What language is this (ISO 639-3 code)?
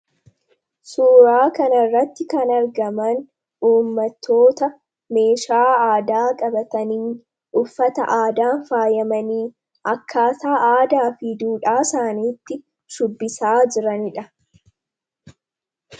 orm